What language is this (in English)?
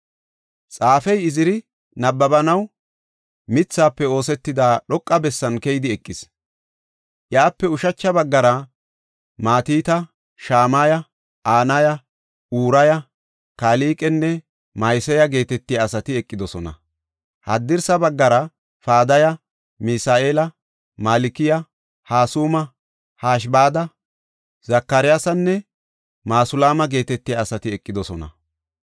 Gofa